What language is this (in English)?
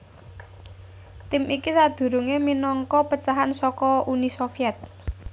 Javanese